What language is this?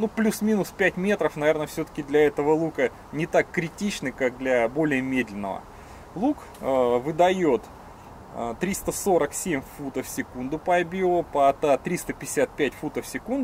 Russian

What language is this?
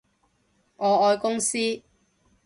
Cantonese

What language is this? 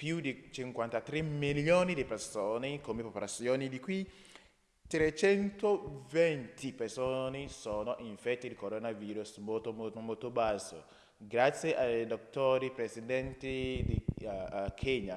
Italian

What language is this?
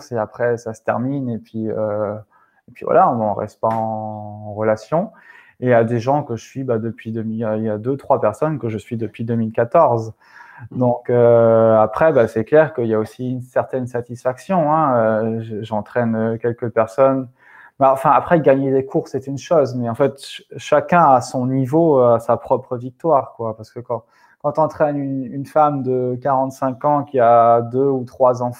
French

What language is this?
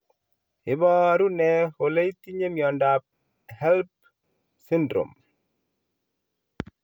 Kalenjin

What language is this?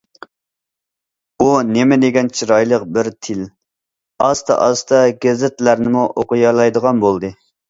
Uyghur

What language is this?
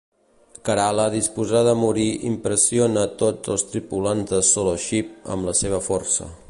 Catalan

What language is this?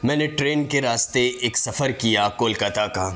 Urdu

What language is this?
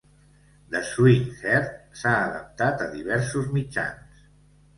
Catalan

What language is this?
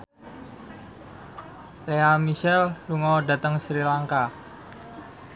Javanese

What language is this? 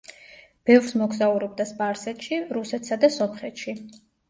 Georgian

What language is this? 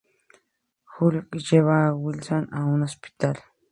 Spanish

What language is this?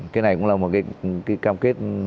Vietnamese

